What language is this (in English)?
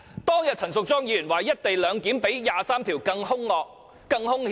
Cantonese